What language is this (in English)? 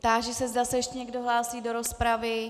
Czech